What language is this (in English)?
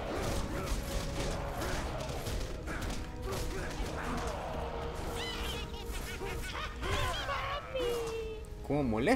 Spanish